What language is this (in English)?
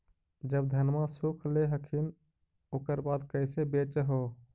Magahi